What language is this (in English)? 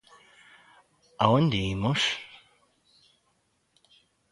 Galician